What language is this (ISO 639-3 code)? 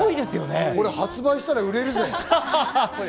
jpn